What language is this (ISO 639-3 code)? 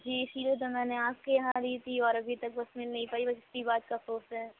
urd